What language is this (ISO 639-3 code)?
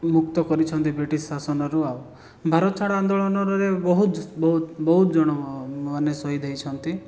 ori